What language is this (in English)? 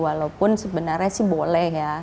Indonesian